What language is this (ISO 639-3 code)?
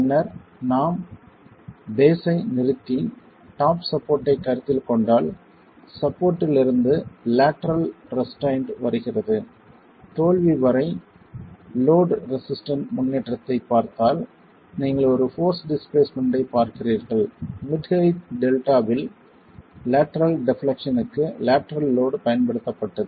tam